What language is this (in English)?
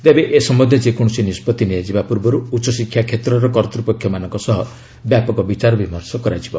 Odia